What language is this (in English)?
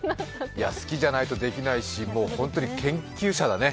Japanese